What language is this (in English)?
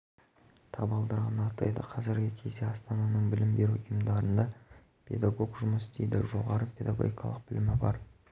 Kazakh